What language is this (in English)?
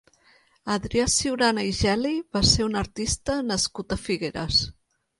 Catalan